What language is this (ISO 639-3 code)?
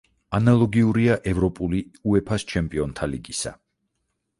kat